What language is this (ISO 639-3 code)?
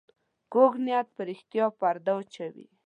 pus